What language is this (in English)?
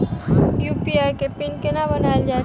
Maithili